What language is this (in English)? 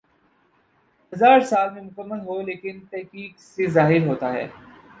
Urdu